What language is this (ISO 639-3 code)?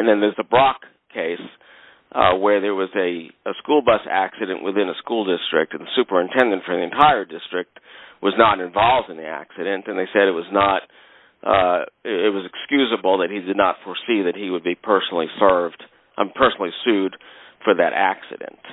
eng